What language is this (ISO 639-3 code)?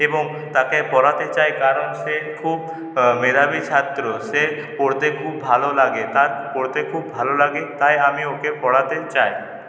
ben